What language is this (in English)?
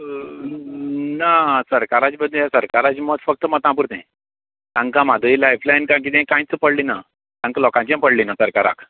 Konkani